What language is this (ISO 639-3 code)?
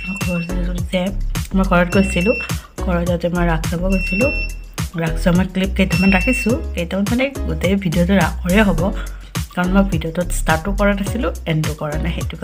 tha